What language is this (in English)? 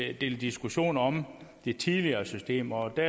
Danish